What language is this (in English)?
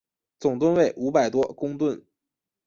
Chinese